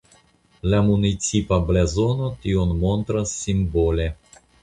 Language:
Esperanto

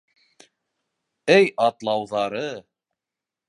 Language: Bashkir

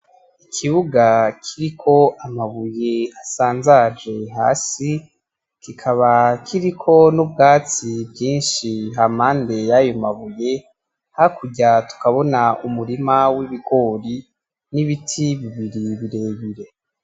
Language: Rundi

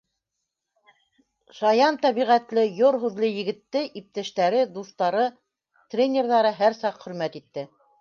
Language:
Bashkir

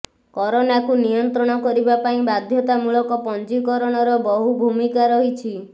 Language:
Odia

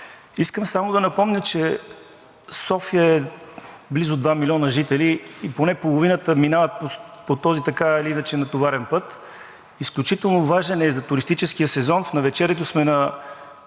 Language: Bulgarian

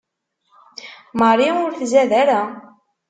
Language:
Kabyle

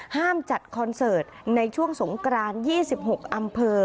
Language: Thai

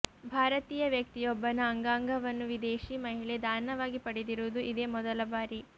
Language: Kannada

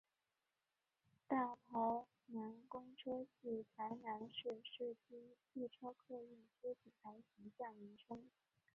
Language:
Chinese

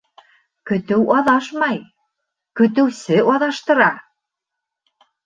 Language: Bashkir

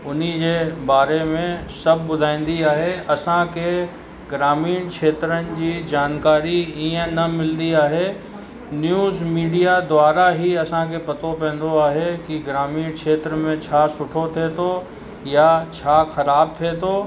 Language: Sindhi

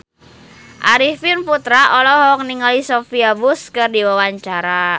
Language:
Sundanese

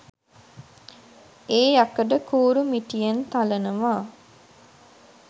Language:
Sinhala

